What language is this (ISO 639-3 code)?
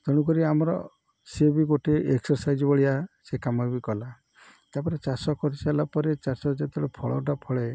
ori